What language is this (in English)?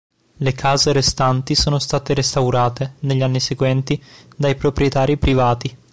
Italian